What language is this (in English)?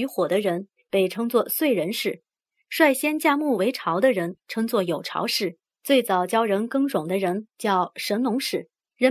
Chinese